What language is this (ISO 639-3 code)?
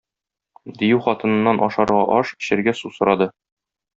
tat